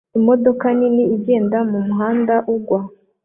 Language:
Kinyarwanda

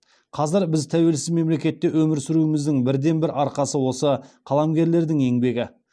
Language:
Kazakh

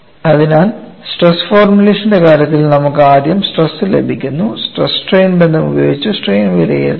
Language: Malayalam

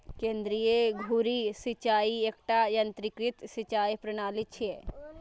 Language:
Maithili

